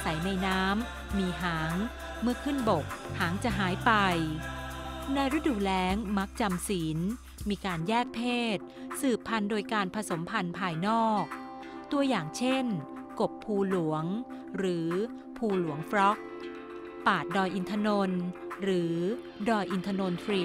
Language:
Thai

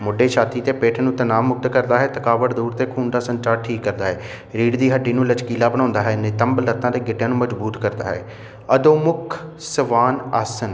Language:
Punjabi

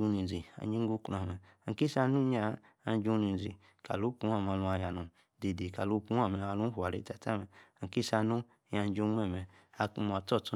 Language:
Yace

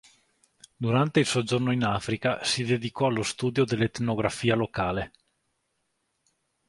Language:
Italian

